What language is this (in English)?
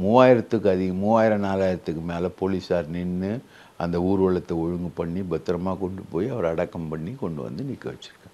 Tamil